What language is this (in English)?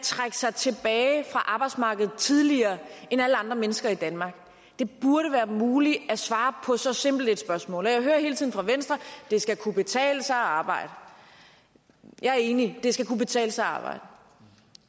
Danish